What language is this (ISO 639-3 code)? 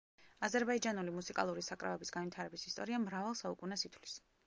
kat